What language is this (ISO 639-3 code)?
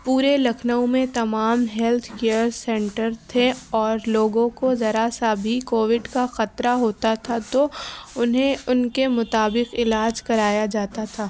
urd